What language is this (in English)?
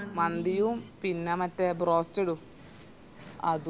Malayalam